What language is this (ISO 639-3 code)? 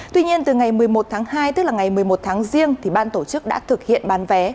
vie